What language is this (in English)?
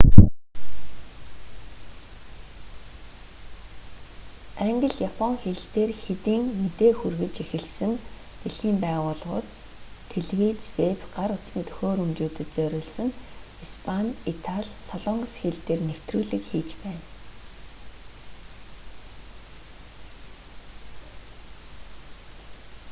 Mongolian